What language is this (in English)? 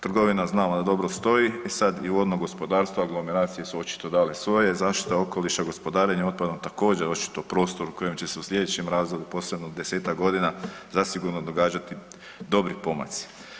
Croatian